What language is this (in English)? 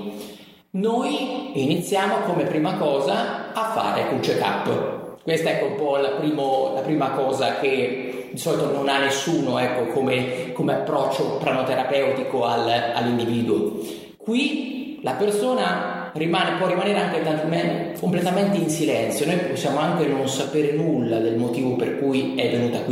Italian